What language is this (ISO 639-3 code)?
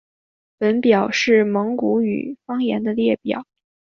zho